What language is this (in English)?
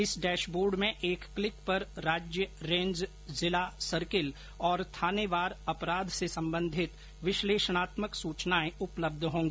Hindi